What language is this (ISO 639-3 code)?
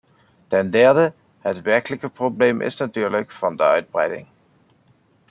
nld